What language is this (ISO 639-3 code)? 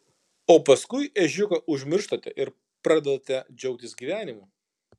lit